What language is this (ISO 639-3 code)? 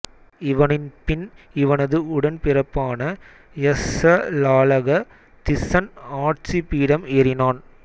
tam